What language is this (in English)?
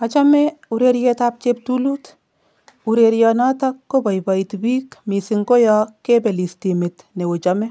Kalenjin